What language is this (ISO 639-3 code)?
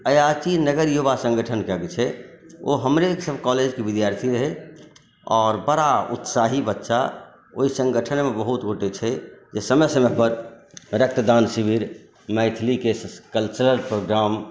mai